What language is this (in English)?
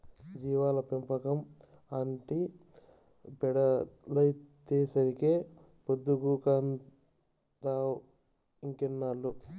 Telugu